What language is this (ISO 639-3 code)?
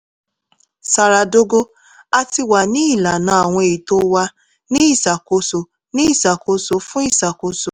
yor